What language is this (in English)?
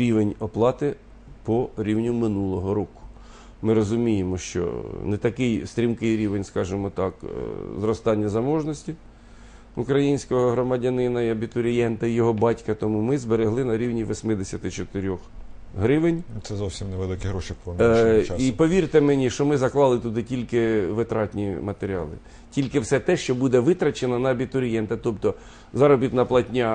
Ukrainian